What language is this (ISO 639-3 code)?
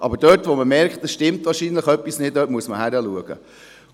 gsw